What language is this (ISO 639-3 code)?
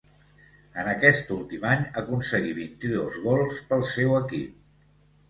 cat